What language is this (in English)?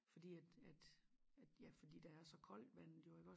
Danish